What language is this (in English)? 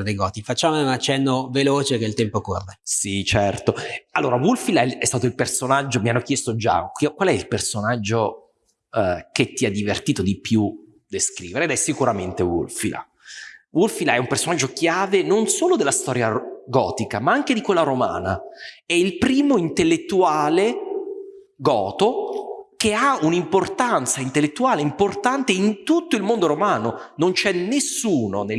Italian